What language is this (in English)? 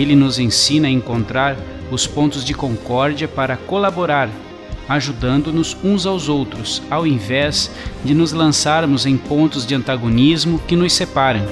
Portuguese